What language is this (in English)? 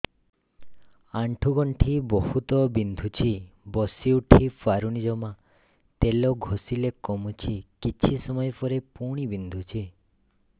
Odia